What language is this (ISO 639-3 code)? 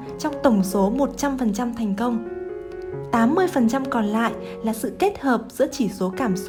vie